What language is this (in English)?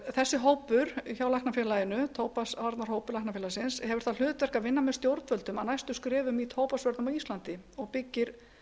Icelandic